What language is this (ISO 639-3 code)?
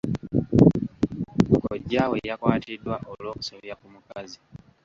lug